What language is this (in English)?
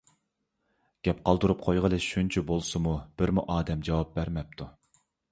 Uyghur